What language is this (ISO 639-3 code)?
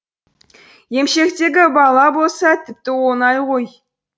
kaz